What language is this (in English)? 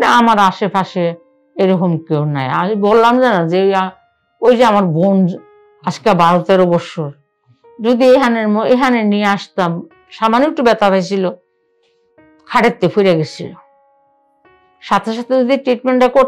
Turkish